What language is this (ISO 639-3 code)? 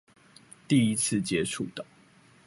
zho